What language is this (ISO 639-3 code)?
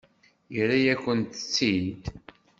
kab